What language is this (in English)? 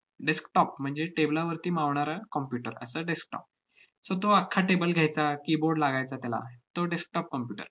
Marathi